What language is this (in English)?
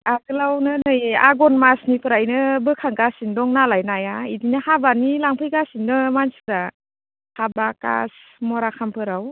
Bodo